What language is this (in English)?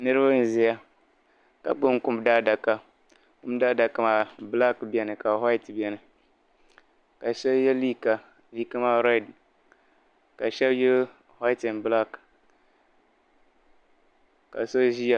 Dagbani